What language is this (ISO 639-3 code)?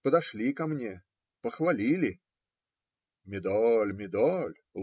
rus